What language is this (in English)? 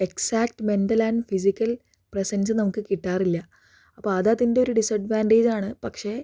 Malayalam